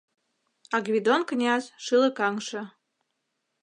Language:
Mari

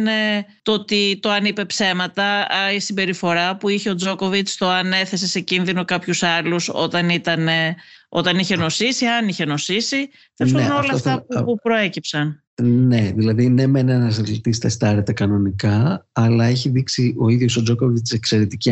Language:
Greek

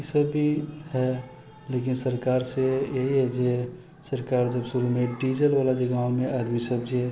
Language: Maithili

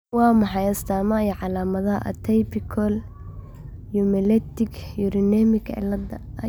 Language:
Somali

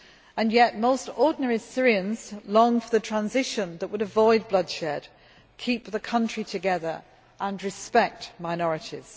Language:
English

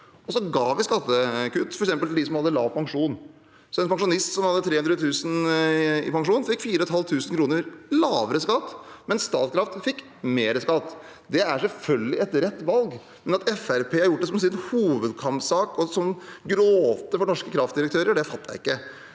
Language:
Norwegian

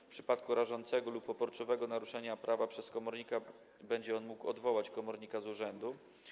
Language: Polish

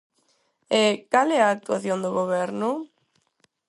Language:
Galician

